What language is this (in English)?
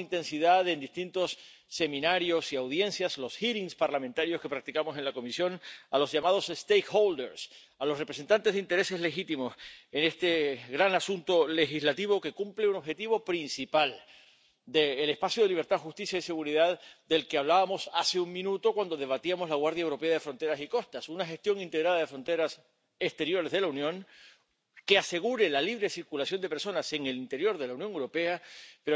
Spanish